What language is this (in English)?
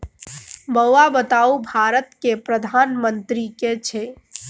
Maithili